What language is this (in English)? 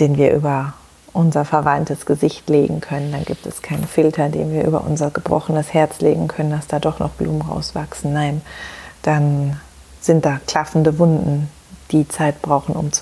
German